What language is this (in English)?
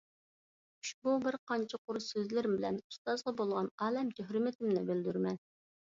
Uyghur